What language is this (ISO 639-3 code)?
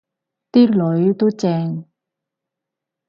yue